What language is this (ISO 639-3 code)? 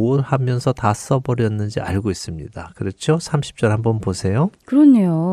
kor